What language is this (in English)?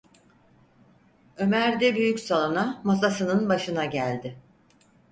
Turkish